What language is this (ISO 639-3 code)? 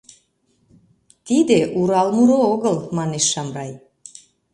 chm